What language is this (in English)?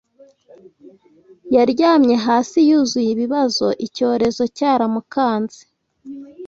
Kinyarwanda